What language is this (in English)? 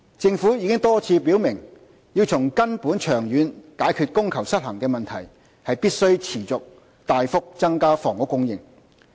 Cantonese